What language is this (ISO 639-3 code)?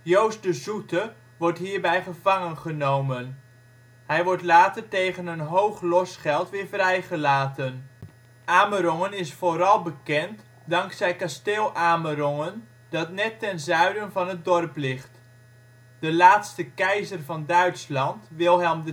nld